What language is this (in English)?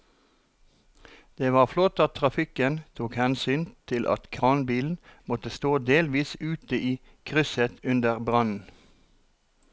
Norwegian